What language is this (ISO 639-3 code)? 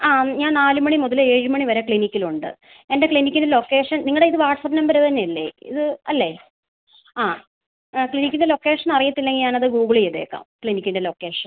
mal